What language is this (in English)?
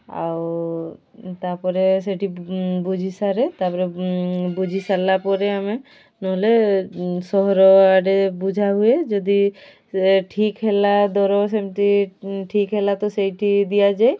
Odia